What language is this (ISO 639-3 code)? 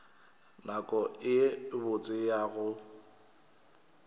nso